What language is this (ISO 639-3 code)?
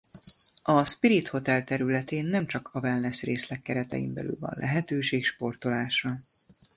hun